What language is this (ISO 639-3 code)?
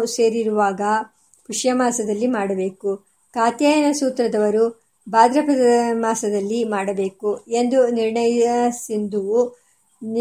kan